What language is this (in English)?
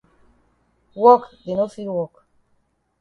Cameroon Pidgin